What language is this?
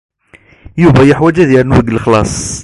Kabyle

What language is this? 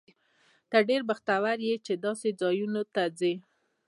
Pashto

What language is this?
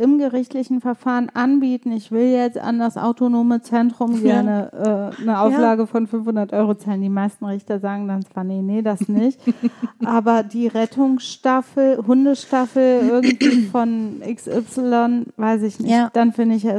German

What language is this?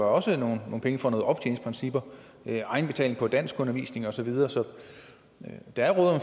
Danish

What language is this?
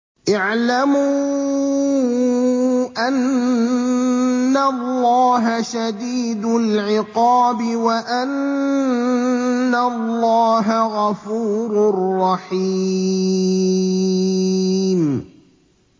Arabic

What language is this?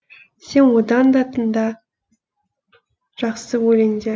Kazakh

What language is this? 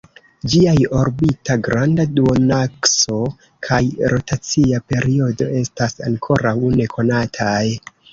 Esperanto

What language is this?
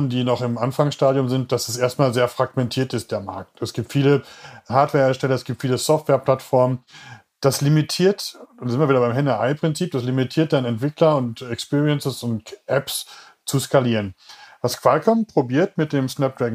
German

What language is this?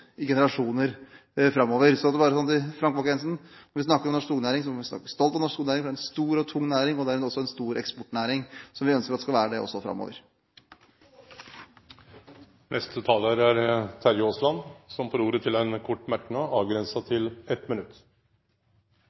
Norwegian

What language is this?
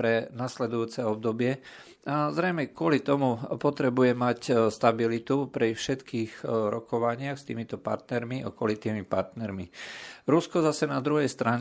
Slovak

